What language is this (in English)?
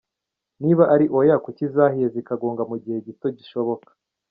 Kinyarwanda